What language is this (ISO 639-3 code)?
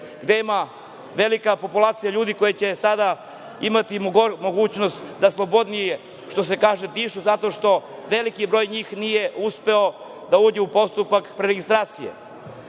srp